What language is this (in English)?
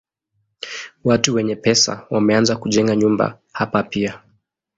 Swahili